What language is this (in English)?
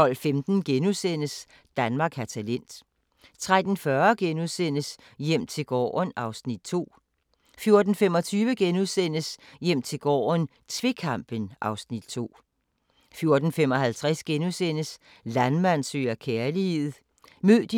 Danish